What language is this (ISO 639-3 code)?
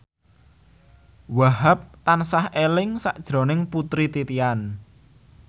jav